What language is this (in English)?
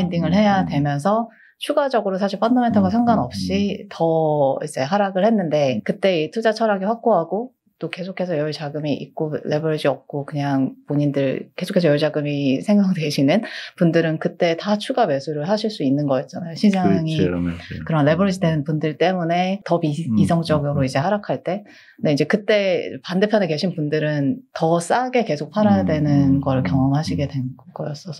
Korean